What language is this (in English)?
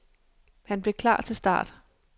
Danish